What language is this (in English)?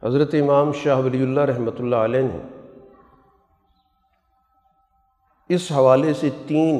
Urdu